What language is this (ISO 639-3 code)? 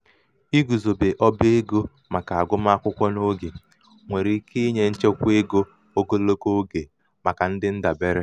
ibo